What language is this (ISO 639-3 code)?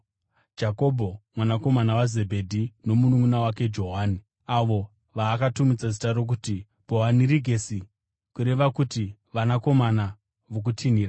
sna